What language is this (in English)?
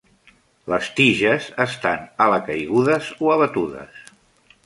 Catalan